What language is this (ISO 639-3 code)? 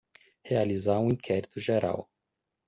por